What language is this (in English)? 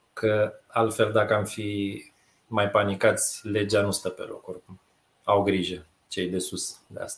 Romanian